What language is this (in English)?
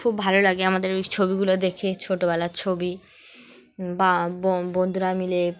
Bangla